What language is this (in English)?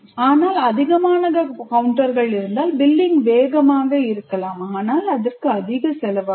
Tamil